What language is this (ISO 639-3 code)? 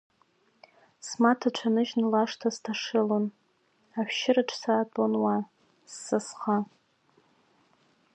abk